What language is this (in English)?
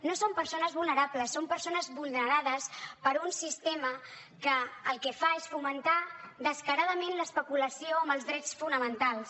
Catalan